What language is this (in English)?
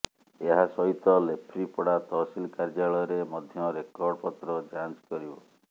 Odia